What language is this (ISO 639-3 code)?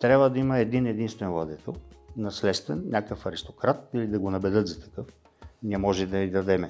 bul